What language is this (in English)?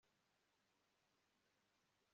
Kinyarwanda